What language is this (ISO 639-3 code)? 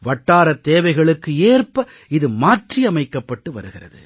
tam